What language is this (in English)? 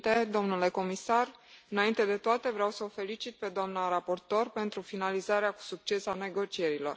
Romanian